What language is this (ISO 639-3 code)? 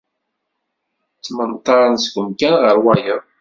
kab